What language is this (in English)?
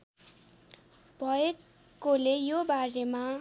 Nepali